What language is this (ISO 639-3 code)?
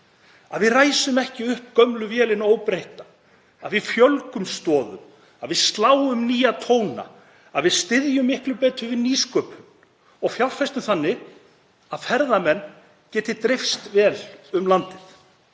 isl